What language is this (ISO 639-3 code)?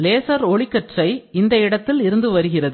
tam